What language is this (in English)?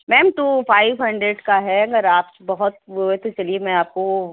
Urdu